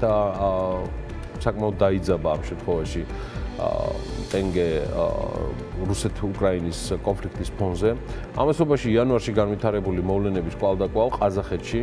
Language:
Romanian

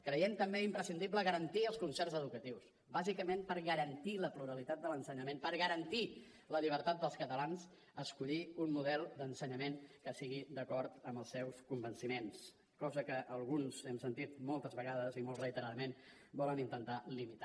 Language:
Catalan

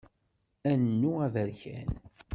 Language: Kabyle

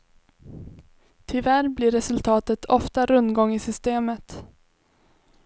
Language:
Swedish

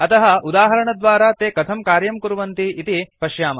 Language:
Sanskrit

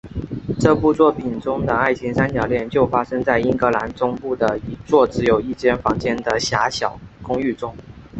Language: Chinese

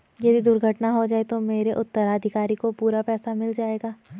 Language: Hindi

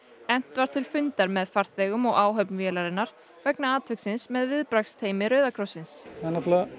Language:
Icelandic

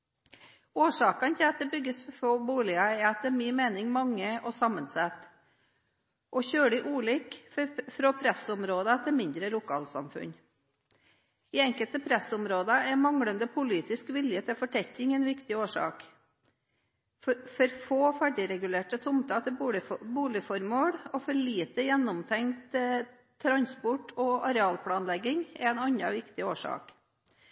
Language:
Norwegian Bokmål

